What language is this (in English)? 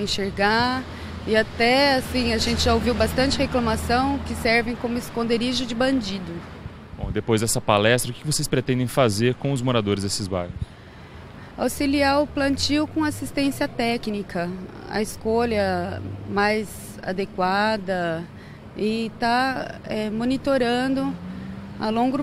Portuguese